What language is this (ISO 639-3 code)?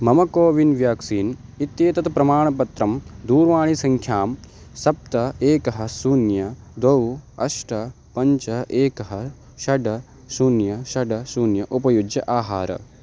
san